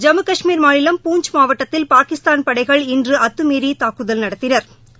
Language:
Tamil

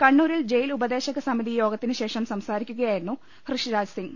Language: Malayalam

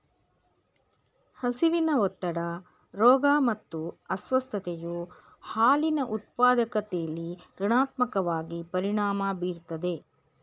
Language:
Kannada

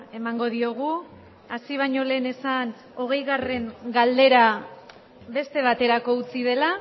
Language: Basque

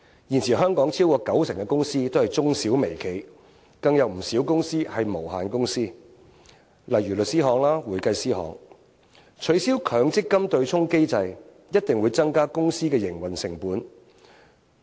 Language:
Cantonese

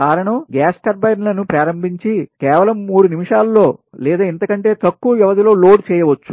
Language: Telugu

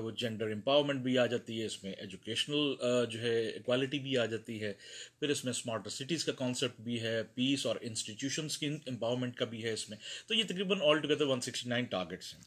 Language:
Urdu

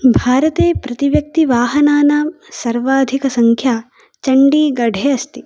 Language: Sanskrit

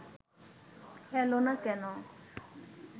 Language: Bangla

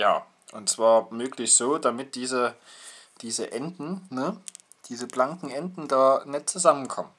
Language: German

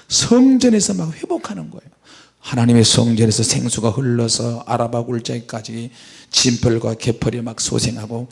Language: Korean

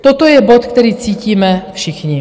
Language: Czech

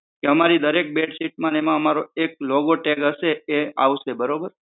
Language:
Gujarati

